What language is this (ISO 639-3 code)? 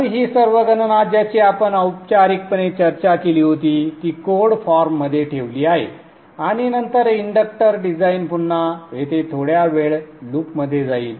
mar